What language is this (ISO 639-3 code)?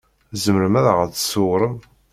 kab